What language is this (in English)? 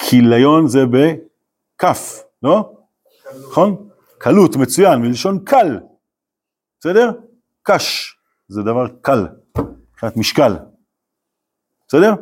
Hebrew